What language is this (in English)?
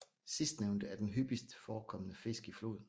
Danish